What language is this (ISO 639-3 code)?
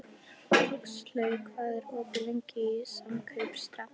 isl